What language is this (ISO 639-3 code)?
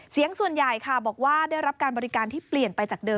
tha